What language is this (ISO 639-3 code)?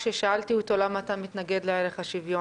heb